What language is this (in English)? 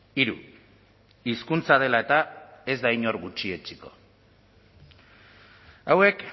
Basque